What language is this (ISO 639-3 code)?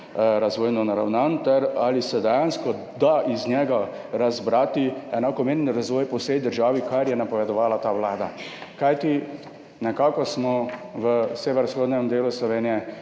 slv